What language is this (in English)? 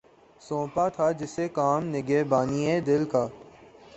Urdu